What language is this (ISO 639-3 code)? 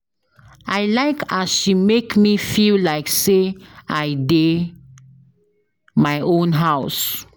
pcm